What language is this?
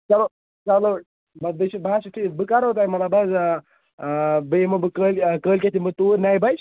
Kashmiri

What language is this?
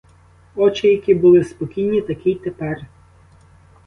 Ukrainian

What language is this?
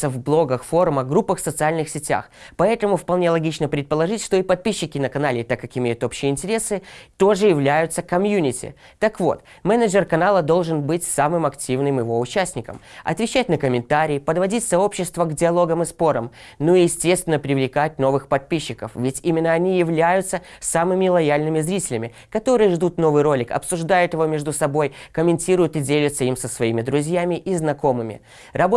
Russian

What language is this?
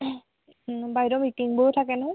Assamese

